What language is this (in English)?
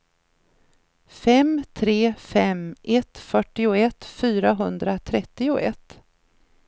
Swedish